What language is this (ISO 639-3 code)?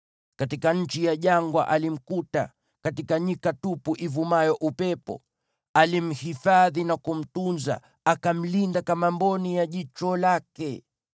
swa